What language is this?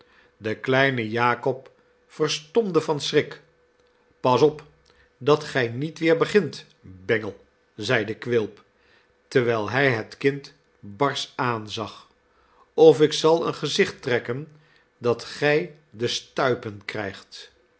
Dutch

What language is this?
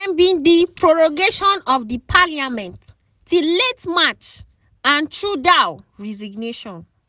Nigerian Pidgin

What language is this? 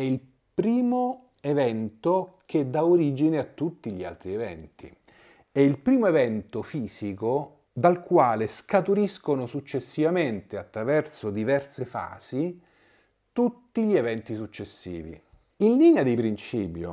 Italian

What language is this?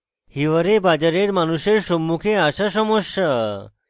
Bangla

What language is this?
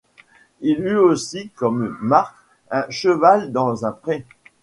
French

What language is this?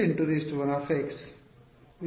Kannada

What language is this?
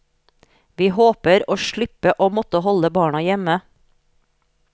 Norwegian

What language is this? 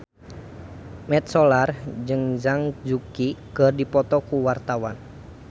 Sundanese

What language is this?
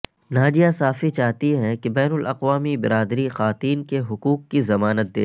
Urdu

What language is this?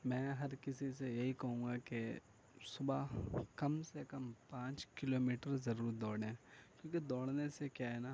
Urdu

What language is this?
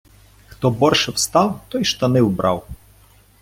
Ukrainian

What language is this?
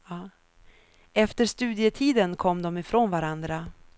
Swedish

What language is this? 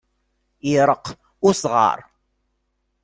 Kabyle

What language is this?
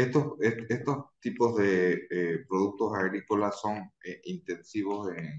Spanish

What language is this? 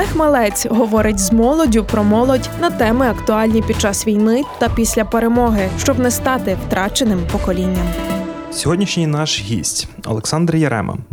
Ukrainian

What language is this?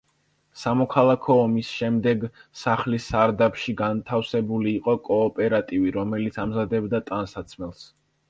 Georgian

